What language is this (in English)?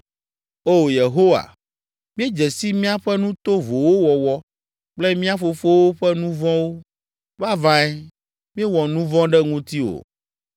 Ewe